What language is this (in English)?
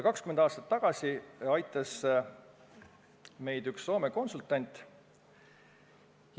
Estonian